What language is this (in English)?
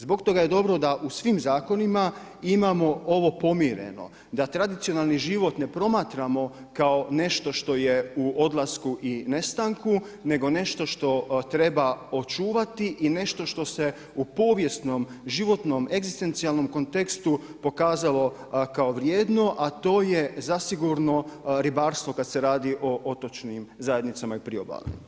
Croatian